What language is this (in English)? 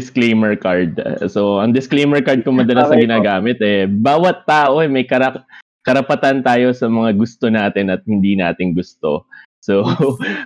Filipino